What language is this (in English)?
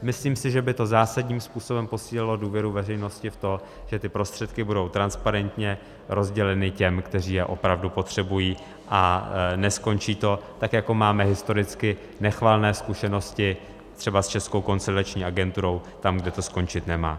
Czech